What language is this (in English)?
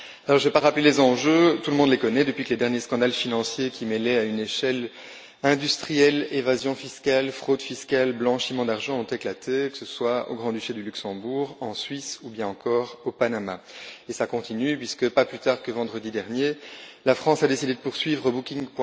French